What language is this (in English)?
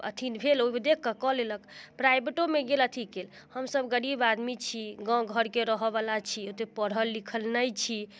Maithili